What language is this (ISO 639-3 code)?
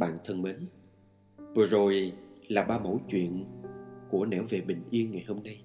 vie